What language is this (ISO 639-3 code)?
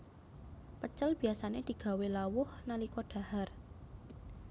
jav